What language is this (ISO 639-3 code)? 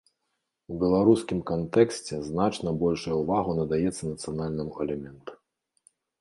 bel